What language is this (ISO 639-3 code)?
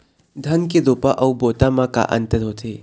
hne